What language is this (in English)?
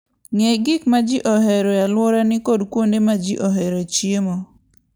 Luo (Kenya and Tanzania)